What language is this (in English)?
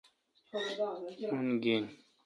Kalkoti